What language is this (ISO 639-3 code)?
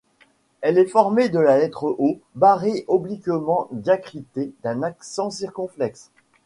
fra